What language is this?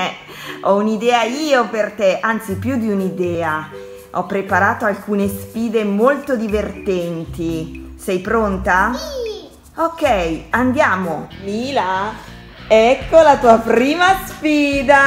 Italian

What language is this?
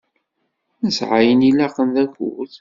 Kabyle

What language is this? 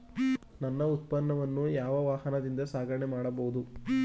Kannada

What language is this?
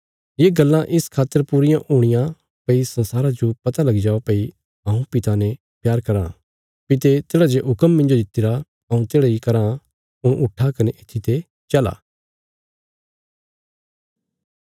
Bilaspuri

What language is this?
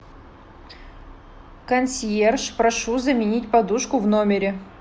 Russian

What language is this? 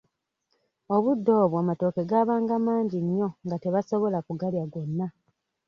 Ganda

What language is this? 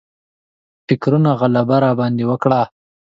Pashto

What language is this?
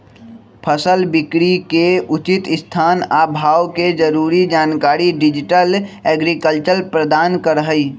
Magahi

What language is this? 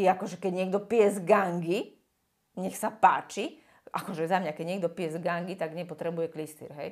Slovak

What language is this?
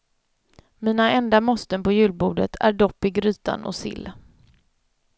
Swedish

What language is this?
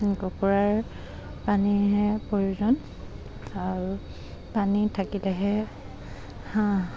Assamese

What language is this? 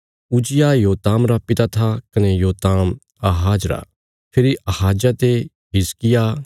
Bilaspuri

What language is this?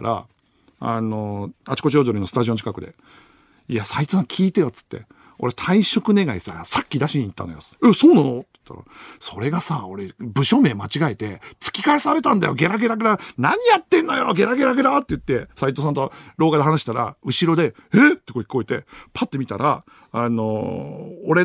Japanese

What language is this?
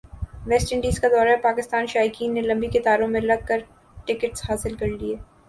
Urdu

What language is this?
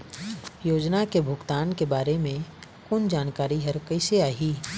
Chhattisgarhi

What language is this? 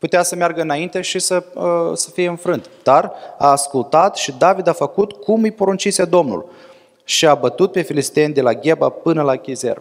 Romanian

